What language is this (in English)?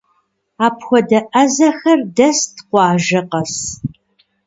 Kabardian